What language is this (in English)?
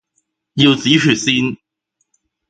Cantonese